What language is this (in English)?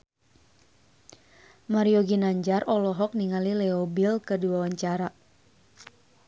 Sundanese